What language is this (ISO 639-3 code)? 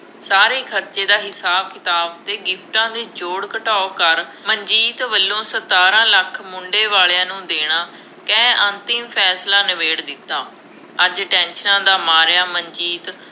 pan